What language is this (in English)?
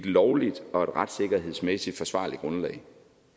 Danish